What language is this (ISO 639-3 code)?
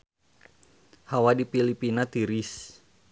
sun